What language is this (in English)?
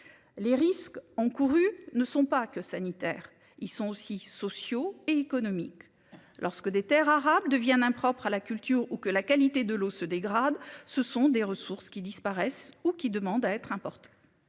French